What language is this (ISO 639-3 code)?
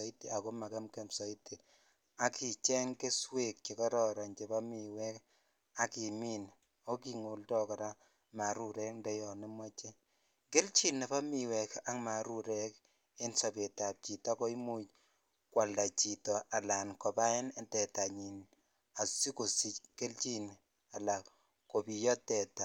kln